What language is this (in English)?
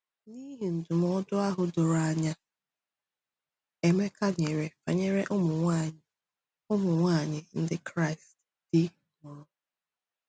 Igbo